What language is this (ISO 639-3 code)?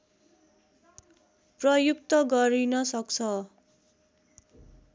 nep